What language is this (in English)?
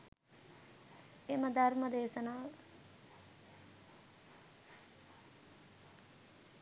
Sinhala